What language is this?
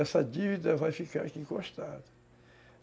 Portuguese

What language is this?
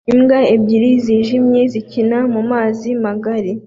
Kinyarwanda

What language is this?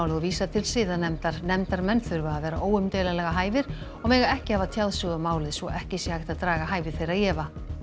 Icelandic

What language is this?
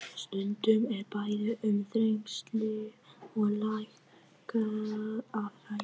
Icelandic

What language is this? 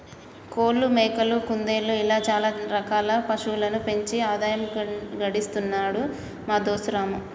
Telugu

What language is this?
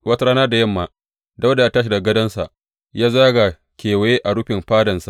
Hausa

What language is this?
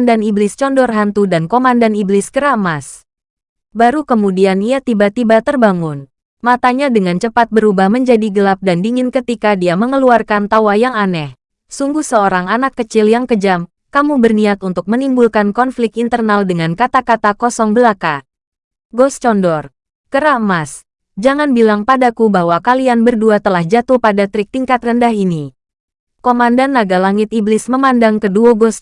Indonesian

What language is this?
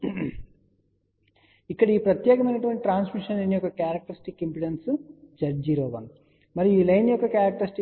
Telugu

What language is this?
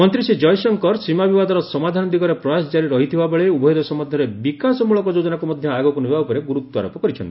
Odia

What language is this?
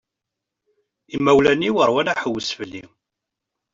Kabyle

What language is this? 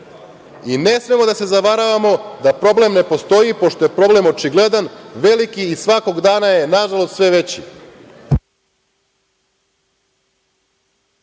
Serbian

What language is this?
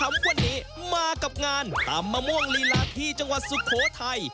Thai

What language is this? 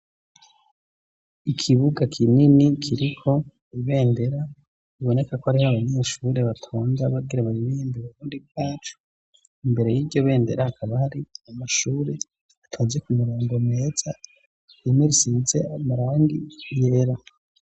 Rundi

